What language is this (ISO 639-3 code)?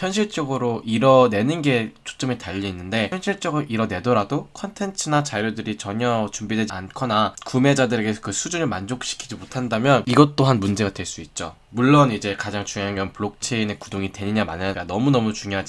kor